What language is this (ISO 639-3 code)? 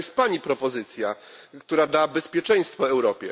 pol